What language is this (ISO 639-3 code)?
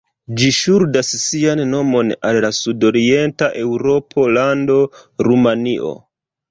epo